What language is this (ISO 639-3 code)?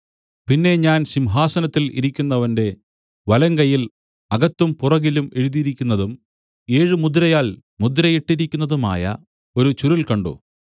mal